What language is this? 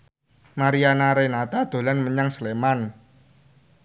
Javanese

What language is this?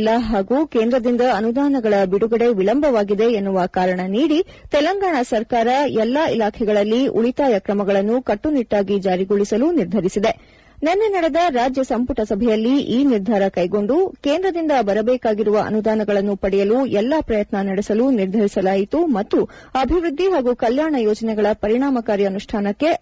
Kannada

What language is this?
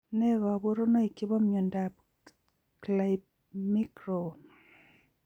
Kalenjin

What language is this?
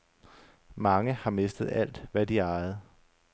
Danish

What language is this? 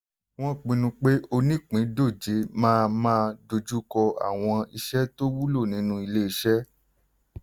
Yoruba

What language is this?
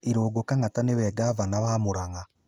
Kikuyu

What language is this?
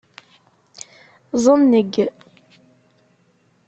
Kabyle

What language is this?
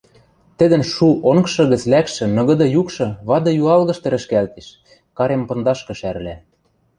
Western Mari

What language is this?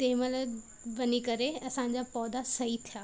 Sindhi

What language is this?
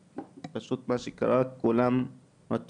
Hebrew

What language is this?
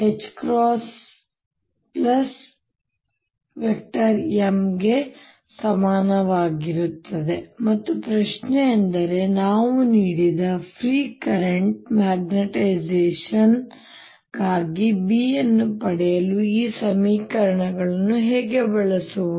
Kannada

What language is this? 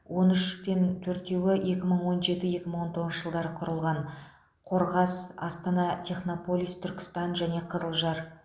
Kazakh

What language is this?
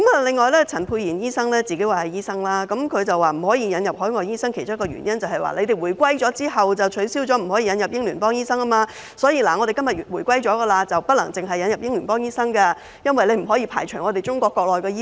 Cantonese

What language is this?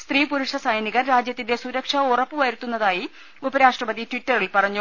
Malayalam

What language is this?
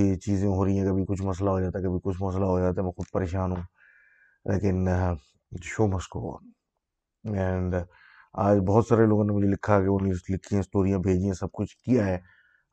Urdu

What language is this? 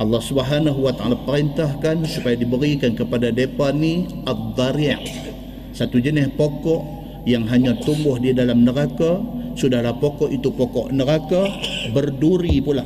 Malay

